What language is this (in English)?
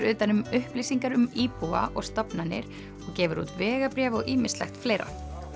Icelandic